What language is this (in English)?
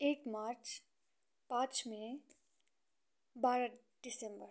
Nepali